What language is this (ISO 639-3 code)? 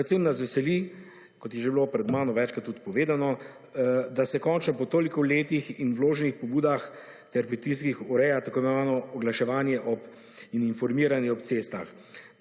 slv